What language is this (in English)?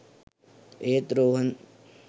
Sinhala